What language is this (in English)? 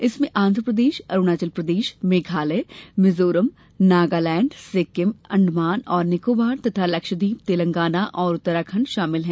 Hindi